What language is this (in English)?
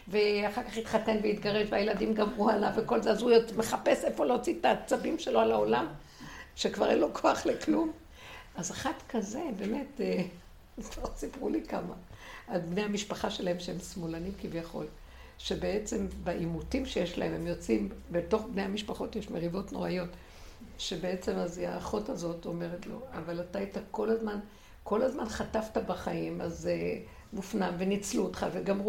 Hebrew